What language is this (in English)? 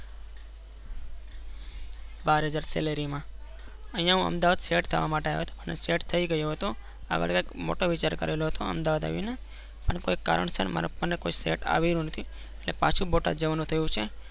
Gujarati